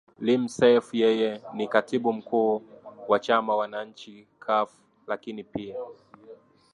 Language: Swahili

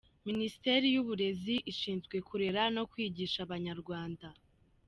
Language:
Kinyarwanda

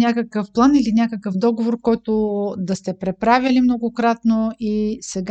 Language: Bulgarian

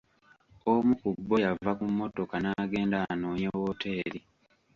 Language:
Ganda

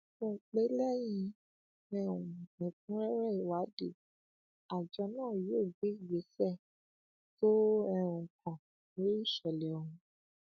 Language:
Yoruba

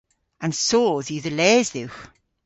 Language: Cornish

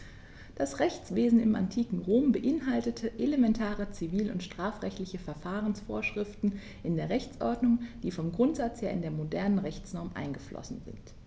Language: German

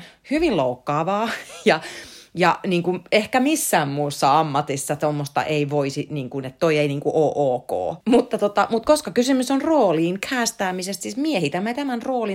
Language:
Finnish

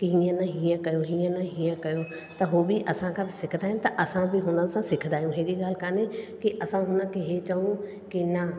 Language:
Sindhi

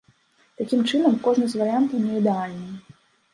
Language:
Belarusian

